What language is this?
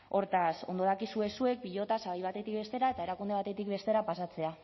Basque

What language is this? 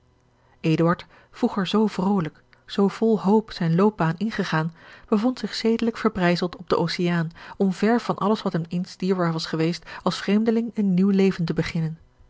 Dutch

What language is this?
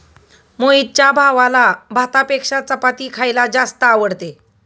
Marathi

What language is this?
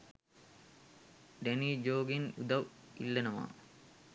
Sinhala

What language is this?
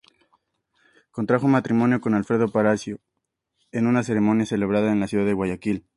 Spanish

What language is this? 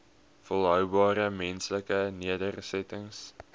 Afrikaans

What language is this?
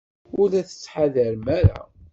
Kabyle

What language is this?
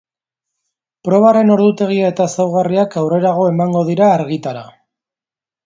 Basque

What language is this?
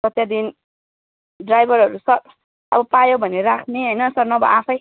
Nepali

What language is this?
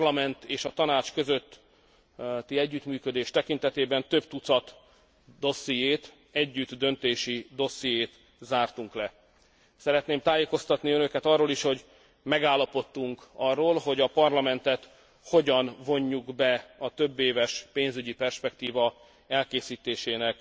Hungarian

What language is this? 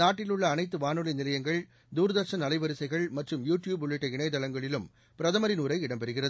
Tamil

